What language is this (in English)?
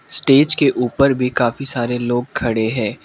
Hindi